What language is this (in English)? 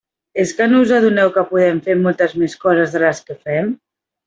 Catalan